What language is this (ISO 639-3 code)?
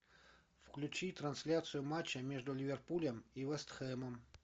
rus